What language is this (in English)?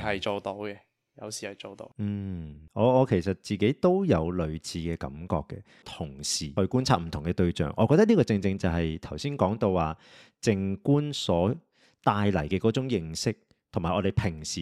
Chinese